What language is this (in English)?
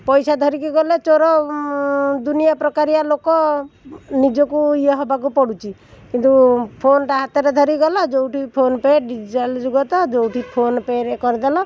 Odia